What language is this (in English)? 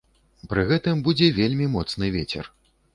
Belarusian